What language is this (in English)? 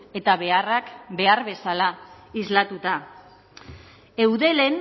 Basque